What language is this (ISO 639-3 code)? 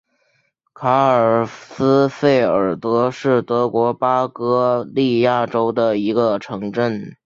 zho